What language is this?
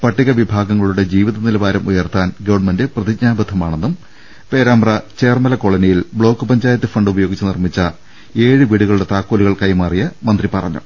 Malayalam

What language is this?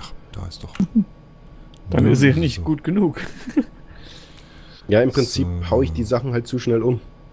German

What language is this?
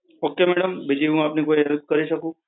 Gujarati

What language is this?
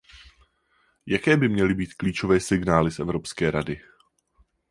Czech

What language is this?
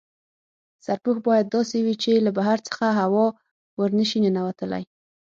Pashto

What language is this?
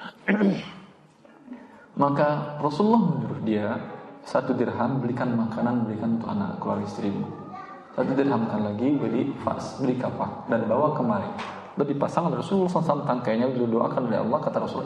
Indonesian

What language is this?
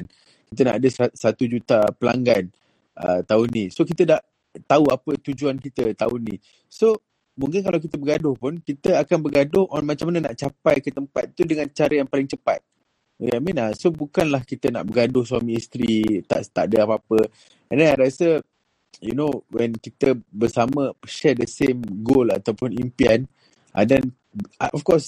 Malay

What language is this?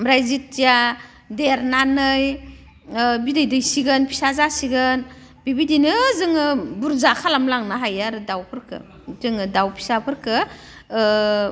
Bodo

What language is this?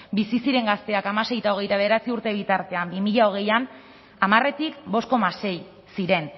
Basque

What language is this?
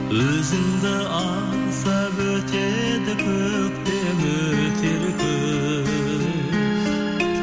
Kazakh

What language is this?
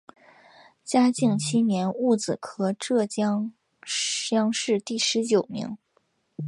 Chinese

